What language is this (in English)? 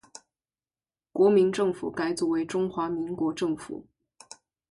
Chinese